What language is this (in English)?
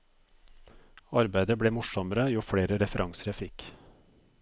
Norwegian